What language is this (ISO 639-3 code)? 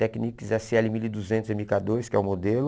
por